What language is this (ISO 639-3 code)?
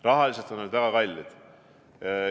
est